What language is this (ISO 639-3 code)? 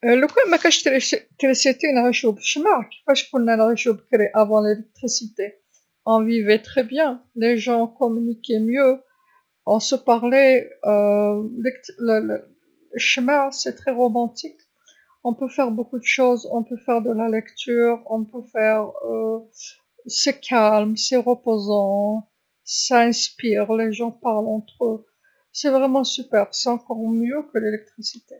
arq